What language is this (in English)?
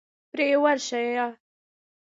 Pashto